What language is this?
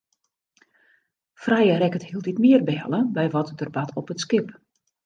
Western Frisian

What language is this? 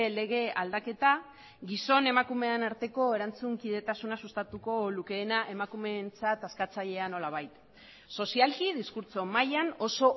Basque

